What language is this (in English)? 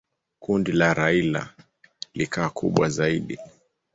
Swahili